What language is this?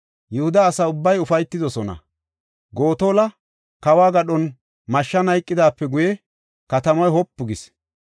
Gofa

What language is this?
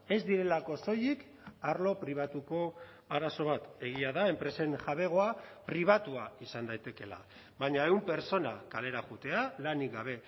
Basque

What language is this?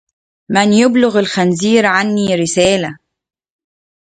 Arabic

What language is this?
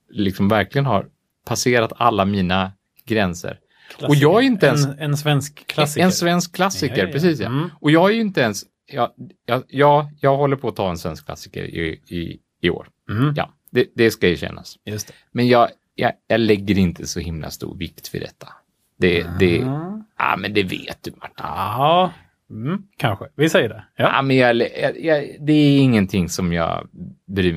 Swedish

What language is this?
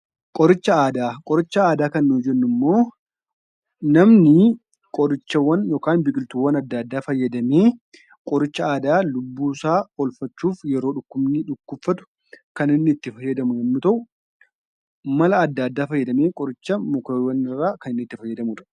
Oromo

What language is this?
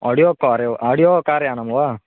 Sanskrit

